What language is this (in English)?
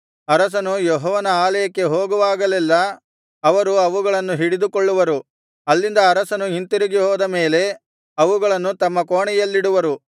Kannada